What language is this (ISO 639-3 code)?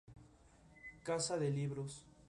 spa